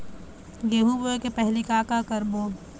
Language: Chhattisgarhi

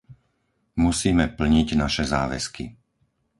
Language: Slovak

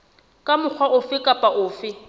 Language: Southern Sotho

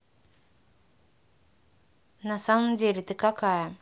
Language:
Russian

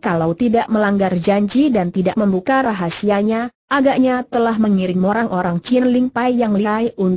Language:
Indonesian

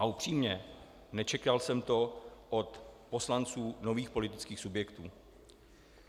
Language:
Czech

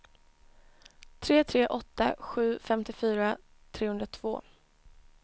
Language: Swedish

